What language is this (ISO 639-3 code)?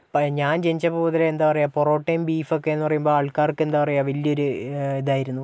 mal